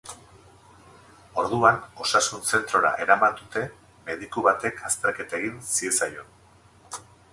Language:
Basque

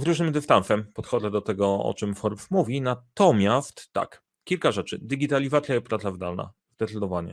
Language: Polish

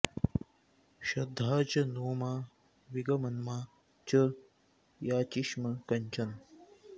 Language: Sanskrit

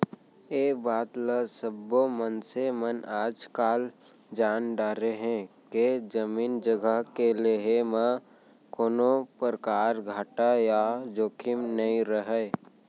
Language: Chhattisgarhi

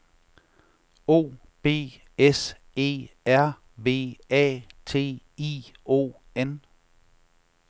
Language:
Danish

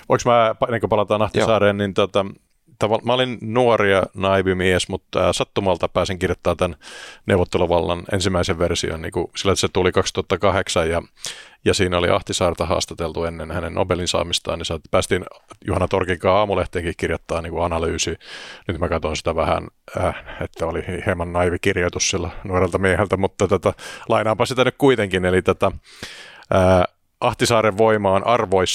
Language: Finnish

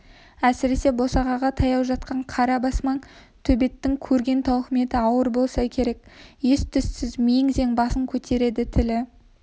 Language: Kazakh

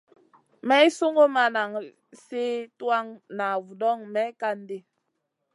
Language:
Masana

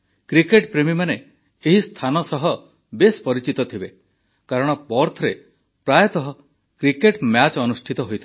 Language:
Odia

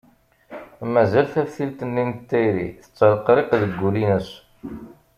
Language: Kabyle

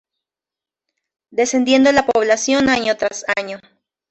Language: Spanish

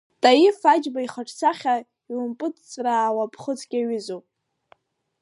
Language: Abkhazian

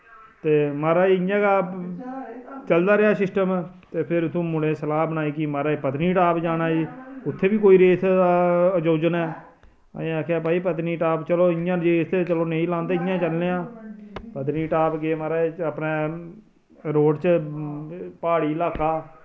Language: Dogri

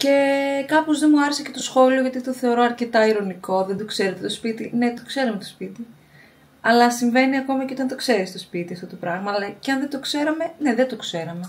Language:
Greek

